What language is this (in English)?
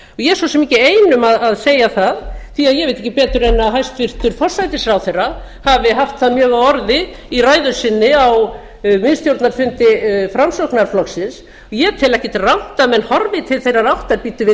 Icelandic